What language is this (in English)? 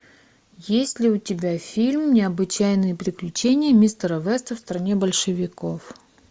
Russian